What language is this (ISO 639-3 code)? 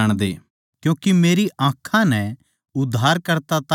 bgc